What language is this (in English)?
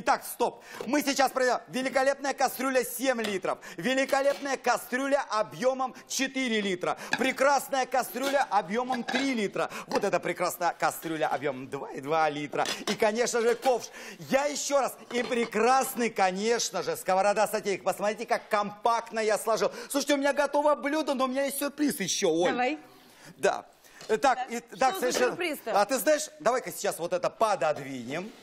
Russian